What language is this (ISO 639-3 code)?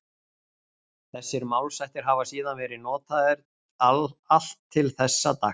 isl